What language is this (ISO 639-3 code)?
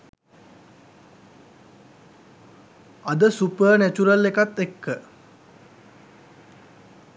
sin